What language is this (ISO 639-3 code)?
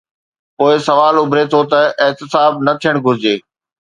snd